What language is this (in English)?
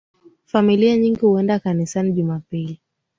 Swahili